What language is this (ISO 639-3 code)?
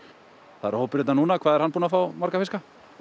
isl